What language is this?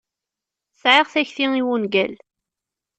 Kabyle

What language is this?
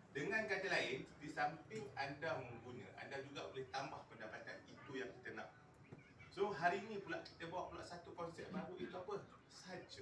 Malay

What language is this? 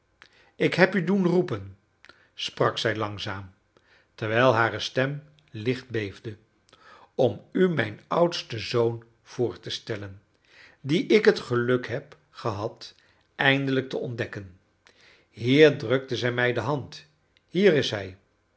Dutch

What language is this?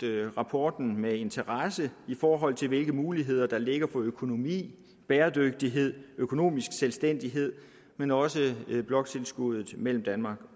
Danish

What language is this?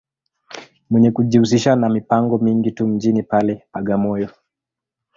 Swahili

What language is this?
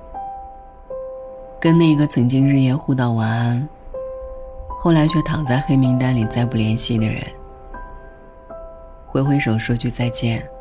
Chinese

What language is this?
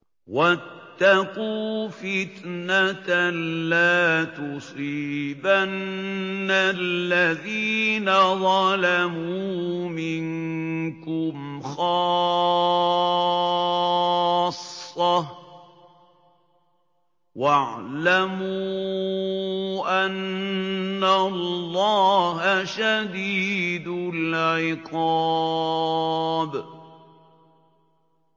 Arabic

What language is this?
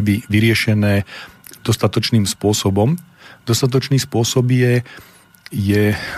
Slovak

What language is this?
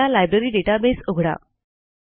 Marathi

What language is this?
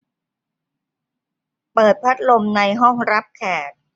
Thai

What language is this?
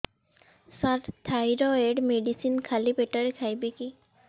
Odia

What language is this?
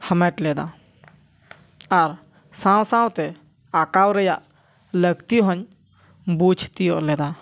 Santali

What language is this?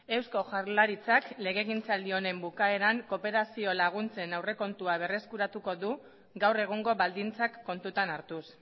Basque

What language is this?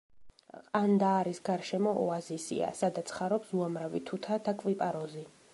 Georgian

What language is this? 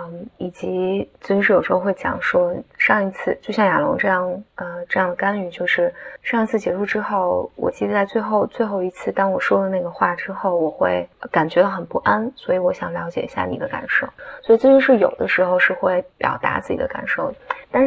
Chinese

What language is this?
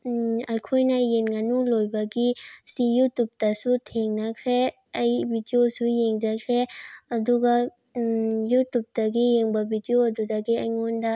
Manipuri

